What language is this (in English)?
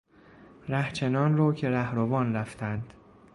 Persian